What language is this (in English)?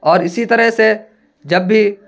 Urdu